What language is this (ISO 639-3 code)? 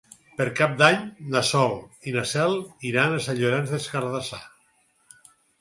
cat